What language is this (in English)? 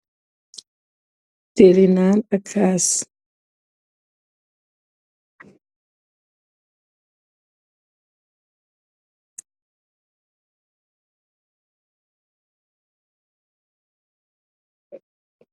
Wolof